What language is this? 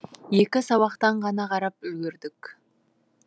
Kazakh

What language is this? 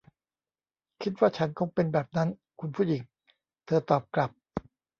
Thai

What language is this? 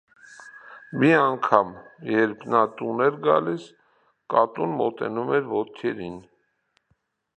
Armenian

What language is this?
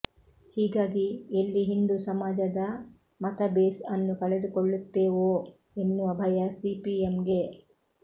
Kannada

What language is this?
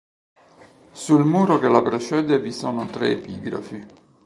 Italian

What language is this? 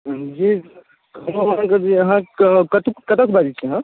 Maithili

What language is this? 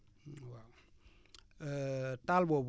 Wolof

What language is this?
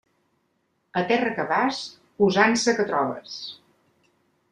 Catalan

